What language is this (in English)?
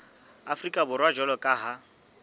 Southern Sotho